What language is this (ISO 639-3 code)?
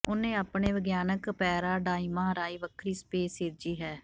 pan